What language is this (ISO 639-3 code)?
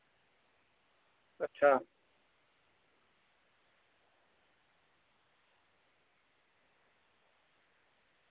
doi